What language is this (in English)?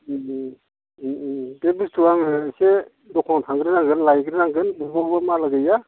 Bodo